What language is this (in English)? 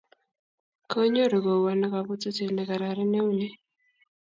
Kalenjin